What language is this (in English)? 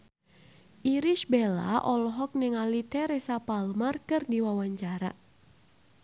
Sundanese